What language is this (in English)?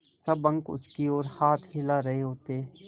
Hindi